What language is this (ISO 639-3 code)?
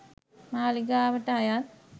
sin